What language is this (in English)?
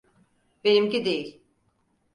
Turkish